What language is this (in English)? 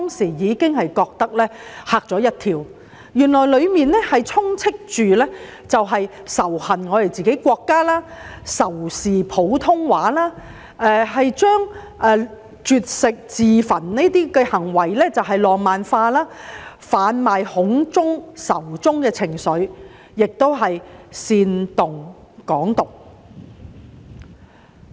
Cantonese